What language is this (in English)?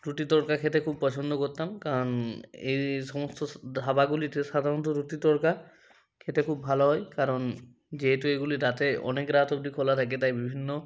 Bangla